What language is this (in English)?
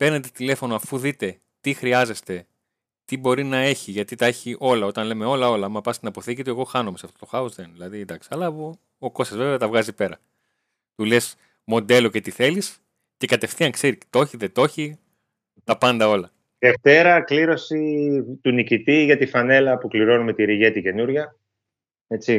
Greek